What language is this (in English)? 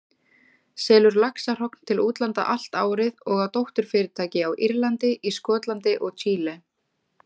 Icelandic